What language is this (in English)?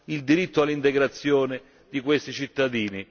Italian